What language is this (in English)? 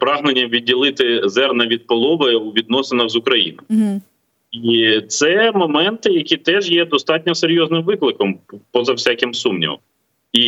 Ukrainian